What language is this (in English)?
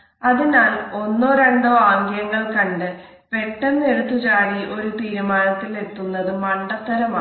Malayalam